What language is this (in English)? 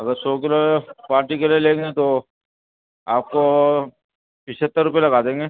Urdu